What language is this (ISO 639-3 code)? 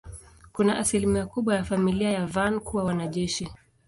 swa